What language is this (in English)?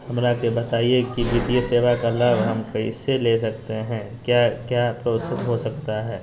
Magahi